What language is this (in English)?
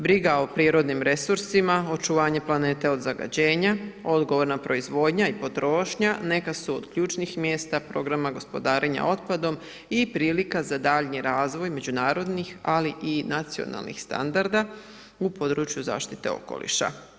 Croatian